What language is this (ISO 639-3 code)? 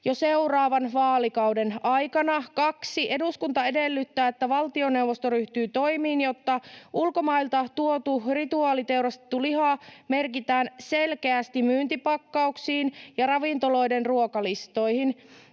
fin